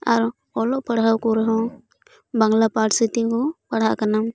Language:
Santali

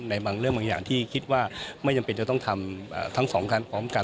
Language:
Thai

